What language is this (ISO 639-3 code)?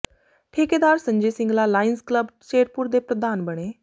pan